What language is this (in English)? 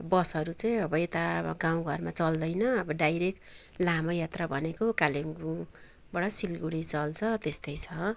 Nepali